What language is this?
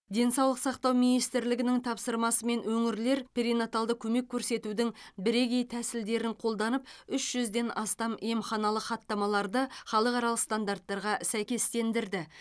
Kazakh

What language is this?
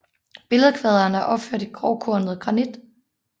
Danish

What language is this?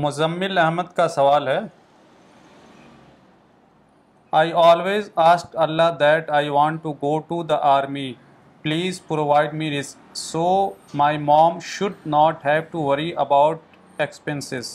Urdu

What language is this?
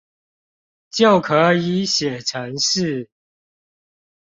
Chinese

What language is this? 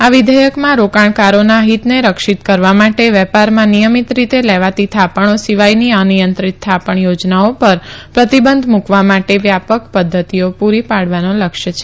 Gujarati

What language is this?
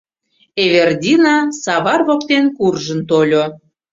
Mari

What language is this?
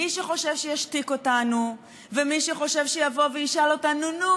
Hebrew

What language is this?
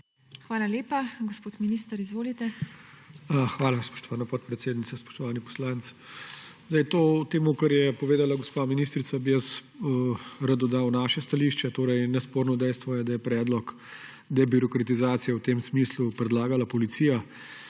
Slovenian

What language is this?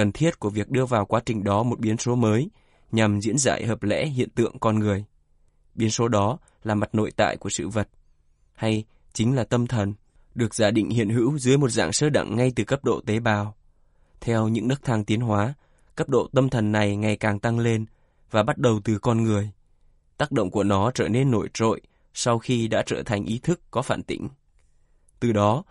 Vietnamese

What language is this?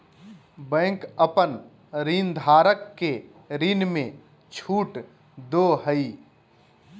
Magahi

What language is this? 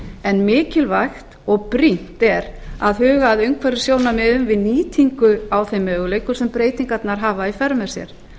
Icelandic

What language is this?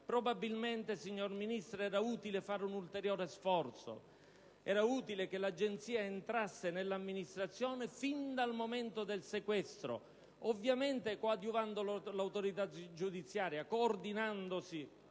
Italian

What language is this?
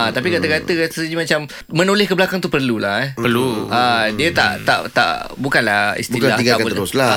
Malay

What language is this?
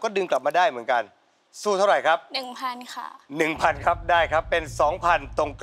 Thai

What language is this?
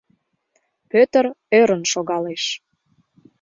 Mari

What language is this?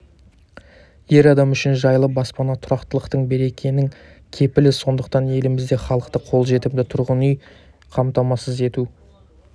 Kazakh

